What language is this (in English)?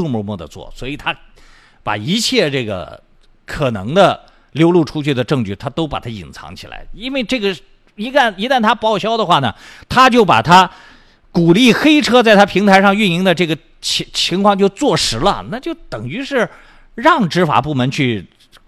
Chinese